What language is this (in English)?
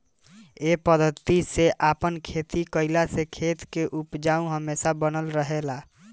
Bhojpuri